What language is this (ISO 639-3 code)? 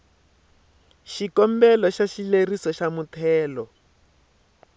tso